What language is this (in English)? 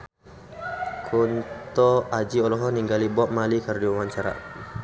Sundanese